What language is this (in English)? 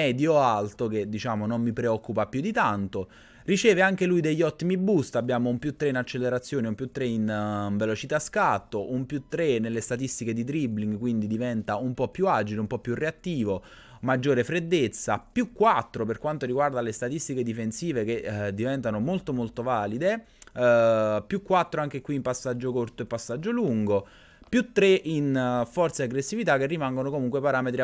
Italian